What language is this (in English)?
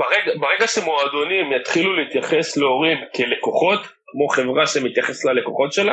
Hebrew